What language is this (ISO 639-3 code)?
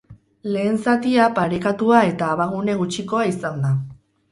eus